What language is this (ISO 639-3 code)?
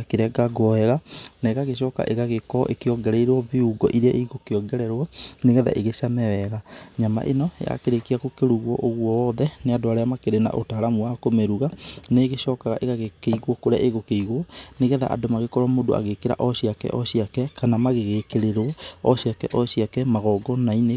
kik